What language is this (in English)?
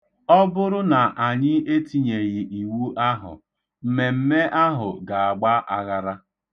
Igbo